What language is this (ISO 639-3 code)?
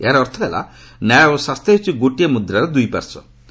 ori